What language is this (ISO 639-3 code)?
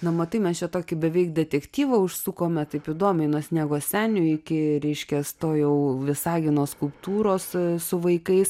lit